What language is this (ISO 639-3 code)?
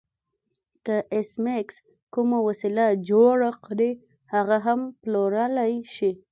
pus